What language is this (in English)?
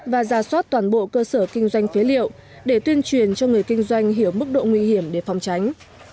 Vietnamese